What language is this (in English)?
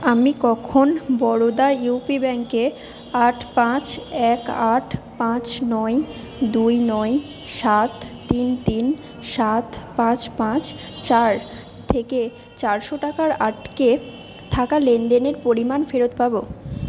Bangla